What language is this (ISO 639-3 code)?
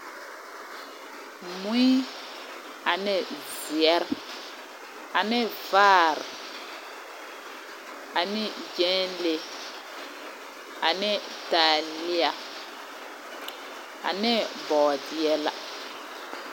dga